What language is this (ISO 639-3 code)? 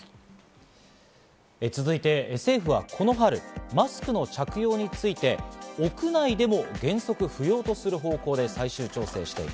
jpn